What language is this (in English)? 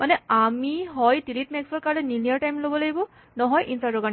Assamese